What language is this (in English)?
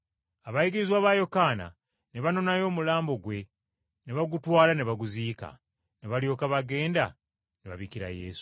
Ganda